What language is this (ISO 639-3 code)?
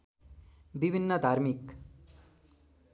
nep